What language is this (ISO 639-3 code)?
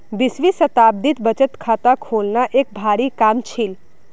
mag